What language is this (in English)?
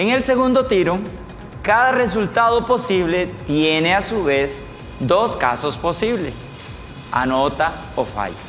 Spanish